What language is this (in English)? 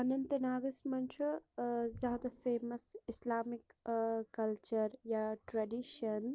Kashmiri